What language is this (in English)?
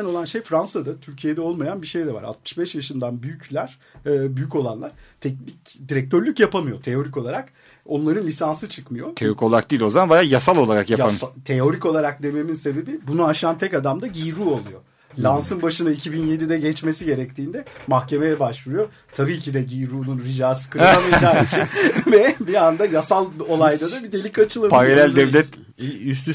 Turkish